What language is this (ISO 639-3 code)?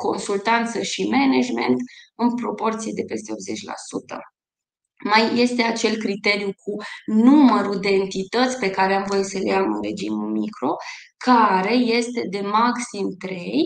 ron